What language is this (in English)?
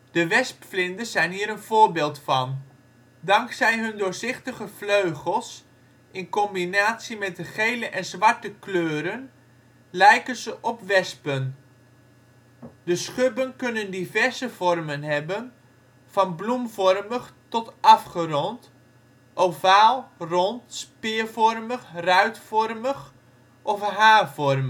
Dutch